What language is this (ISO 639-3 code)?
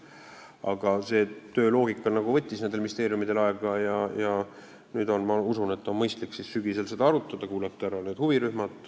est